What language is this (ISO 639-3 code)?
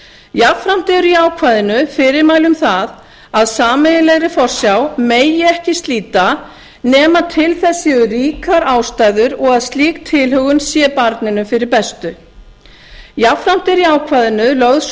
isl